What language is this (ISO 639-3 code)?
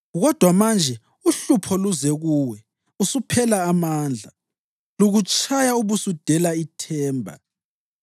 nde